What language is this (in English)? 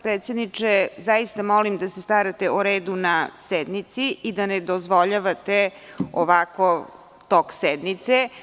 Serbian